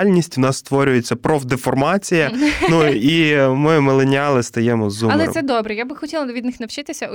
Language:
Ukrainian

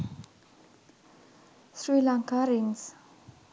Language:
Sinhala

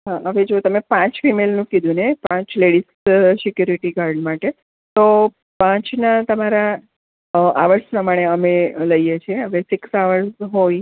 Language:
Gujarati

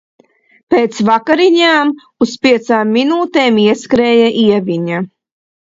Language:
Latvian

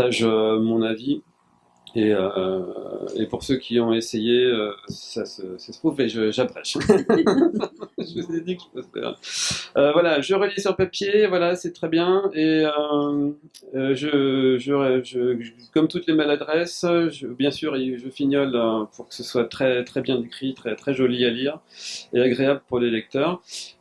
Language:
French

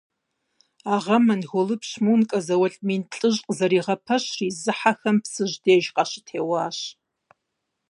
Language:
Kabardian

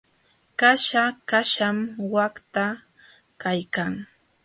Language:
Jauja Wanca Quechua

